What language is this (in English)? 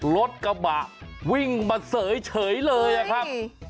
Thai